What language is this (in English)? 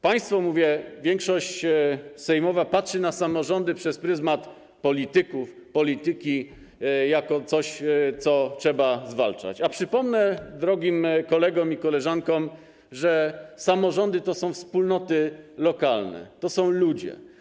Polish